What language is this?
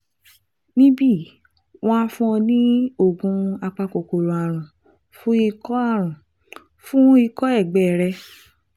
Yoruba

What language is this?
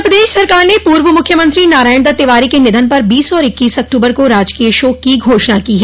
Hindi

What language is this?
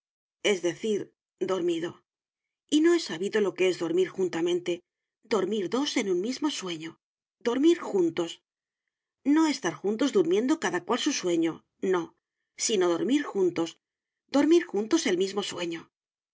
Spanish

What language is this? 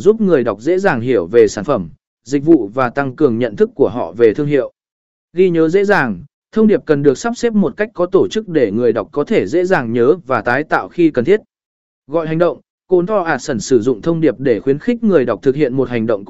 Vietnamese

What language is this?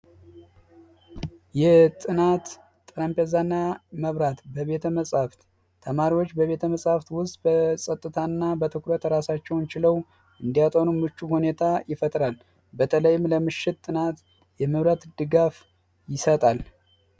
Amharic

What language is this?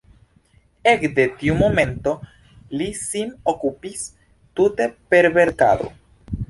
Esperanto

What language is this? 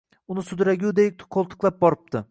Uzbek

